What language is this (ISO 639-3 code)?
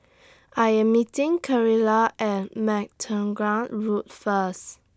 eng